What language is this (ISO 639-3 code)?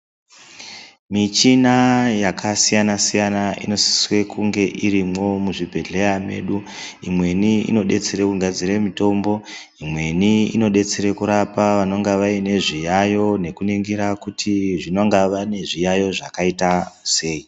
ndc